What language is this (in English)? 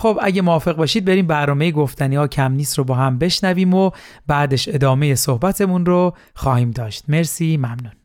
Persian